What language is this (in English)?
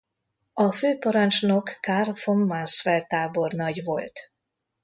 Hungarian